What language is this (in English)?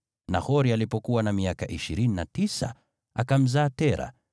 Swahili